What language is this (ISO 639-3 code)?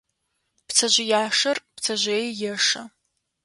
ady